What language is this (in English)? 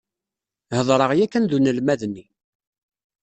Kabyle